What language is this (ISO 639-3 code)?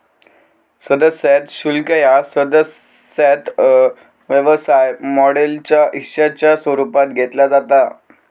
mar